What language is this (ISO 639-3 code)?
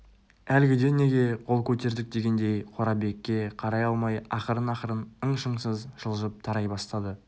kaz